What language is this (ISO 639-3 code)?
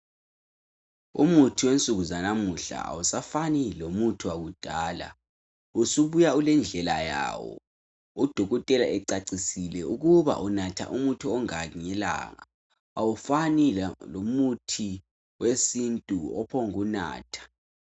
nde